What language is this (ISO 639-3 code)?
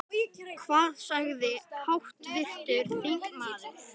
isl